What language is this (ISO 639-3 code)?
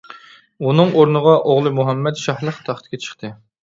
uig